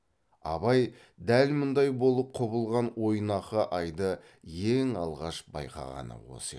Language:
Kazakh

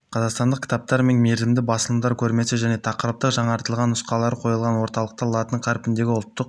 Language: Kazakh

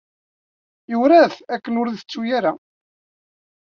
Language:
Kabyle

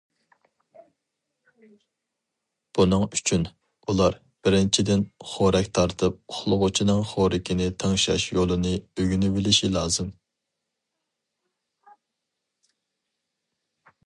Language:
Uyghur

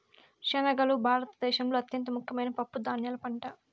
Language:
Telugu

